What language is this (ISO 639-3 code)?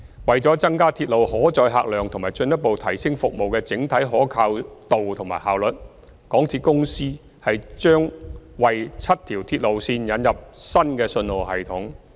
yue